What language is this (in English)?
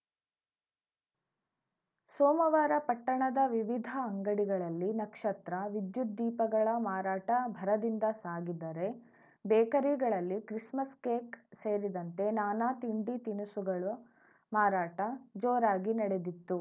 Kannada